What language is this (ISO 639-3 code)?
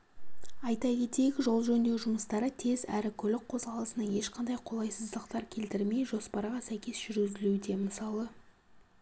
kaz